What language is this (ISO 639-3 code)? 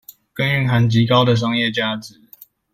zho